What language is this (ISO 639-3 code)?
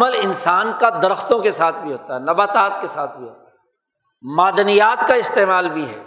urd